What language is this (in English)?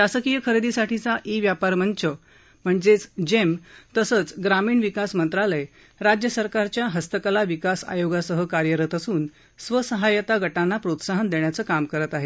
Marathi